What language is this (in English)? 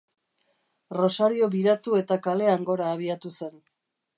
Basque